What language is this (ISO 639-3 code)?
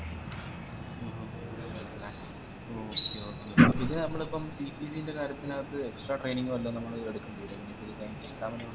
mal